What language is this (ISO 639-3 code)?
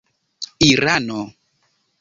epo